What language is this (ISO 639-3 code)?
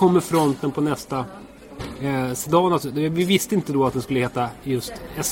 swe